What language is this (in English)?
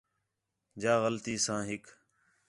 Khetrani